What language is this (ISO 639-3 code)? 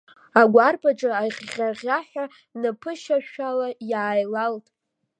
abk